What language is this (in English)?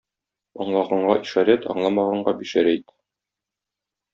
Tatar